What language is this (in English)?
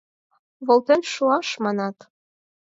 Mari